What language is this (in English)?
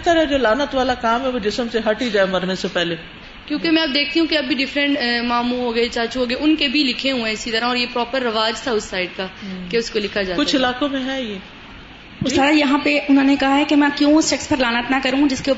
Urdu